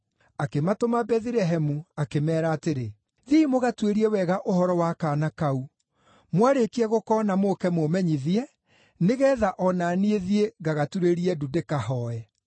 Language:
Kikuyu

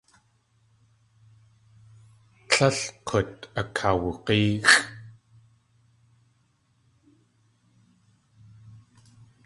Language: Tlingit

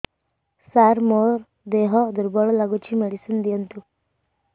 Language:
Odia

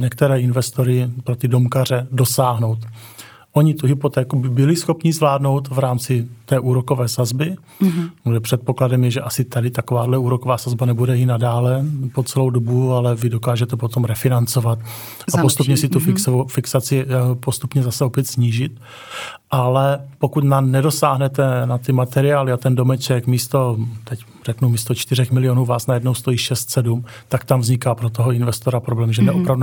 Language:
Czech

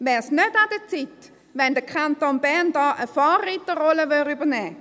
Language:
Swiss German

